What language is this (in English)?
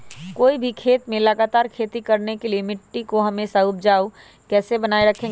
Magahi